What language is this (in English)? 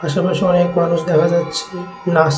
Bangla